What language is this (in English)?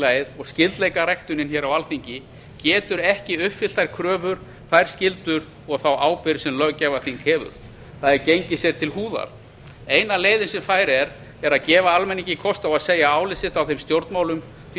Icelandic